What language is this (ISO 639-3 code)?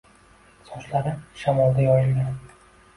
uzb